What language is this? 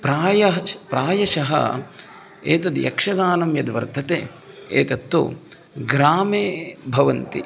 Sanskrit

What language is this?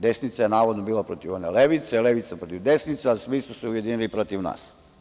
Serbian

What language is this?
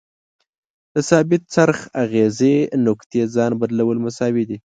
Pashto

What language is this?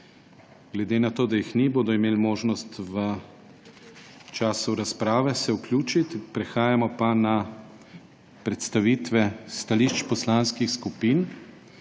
Slovenian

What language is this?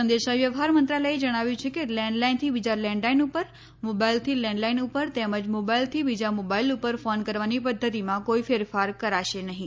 Gujarati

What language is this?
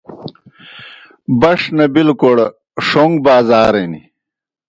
Kohistani Shina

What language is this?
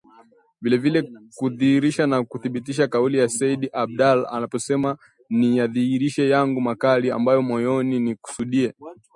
Swahili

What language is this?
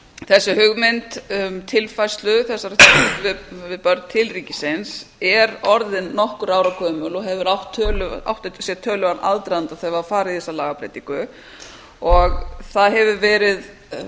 Icelandic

